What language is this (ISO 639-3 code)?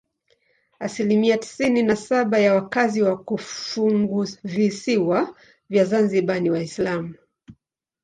swa